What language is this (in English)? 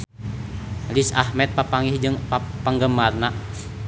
Sundanese